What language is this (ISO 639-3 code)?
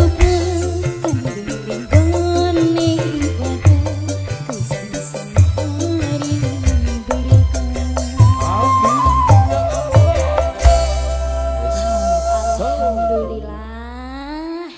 ind